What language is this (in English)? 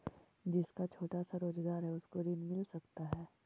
Magahi